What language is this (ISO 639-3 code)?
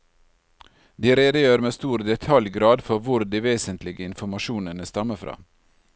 nor